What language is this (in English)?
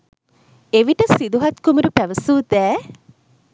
Sinhala